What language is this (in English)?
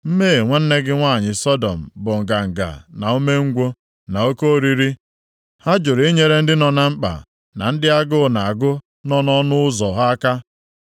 Igbo